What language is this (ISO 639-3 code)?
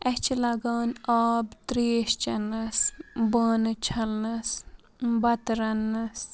kas